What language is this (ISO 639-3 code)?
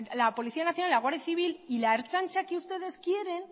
spa